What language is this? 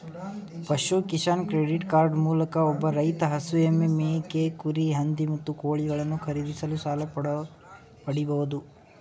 Kannada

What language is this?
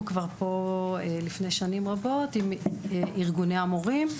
Hebrew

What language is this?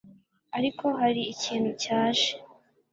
Kinyarwanda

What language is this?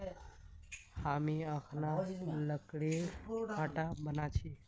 Magahi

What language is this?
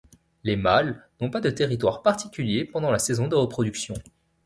French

